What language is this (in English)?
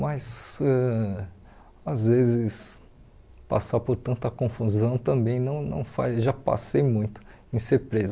Portuguese